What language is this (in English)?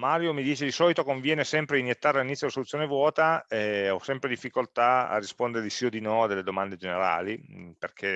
Italian